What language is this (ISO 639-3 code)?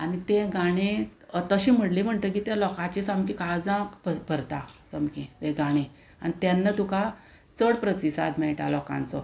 kok